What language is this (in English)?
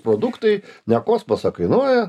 Lithuanian